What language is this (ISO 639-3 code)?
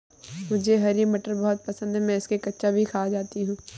hin